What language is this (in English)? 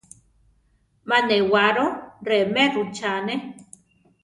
Central Tarahumara